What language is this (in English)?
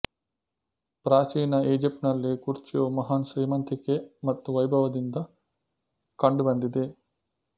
Kannada